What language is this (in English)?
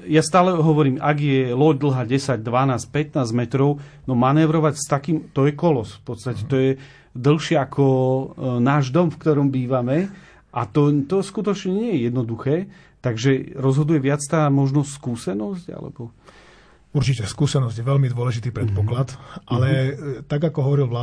Slovak